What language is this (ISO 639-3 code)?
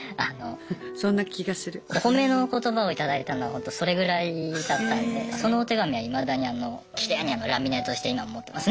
jpn